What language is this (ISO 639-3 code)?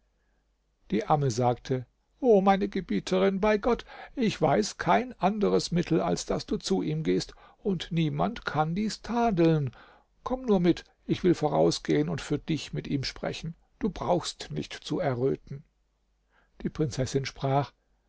deu